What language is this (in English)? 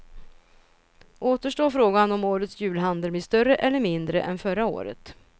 Swedish